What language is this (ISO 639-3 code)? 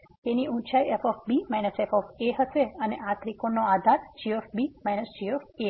guj